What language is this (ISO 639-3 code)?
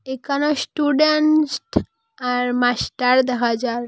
ben